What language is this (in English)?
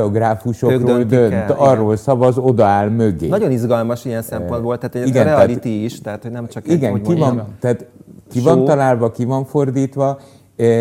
Hungarian